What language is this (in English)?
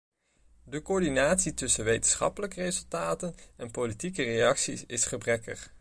Dutch